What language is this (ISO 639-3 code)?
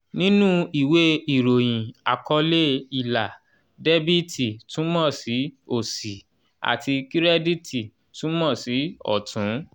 yor